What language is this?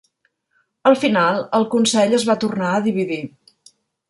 Catalan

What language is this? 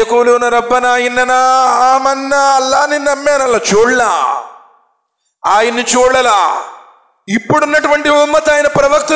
Telugu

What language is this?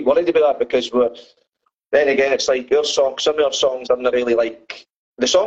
English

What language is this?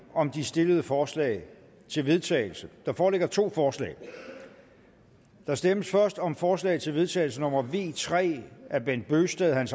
Danish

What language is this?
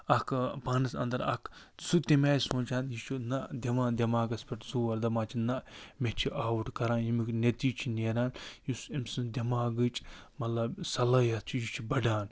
Kashmiri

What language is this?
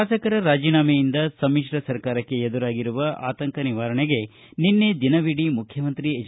Kannada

